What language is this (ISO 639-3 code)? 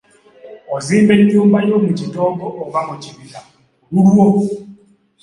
lug